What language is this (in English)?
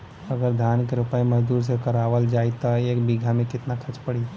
Bhojpuri